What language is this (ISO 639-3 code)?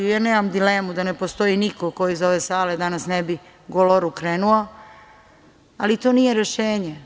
srp